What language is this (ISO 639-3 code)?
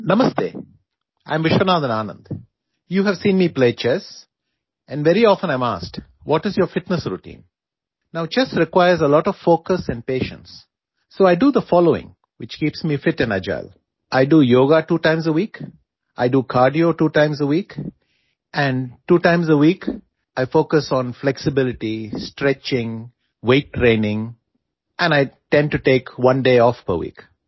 pan